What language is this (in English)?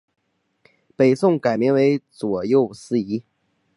Chinese